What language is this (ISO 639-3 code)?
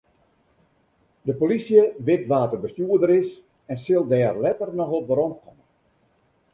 fry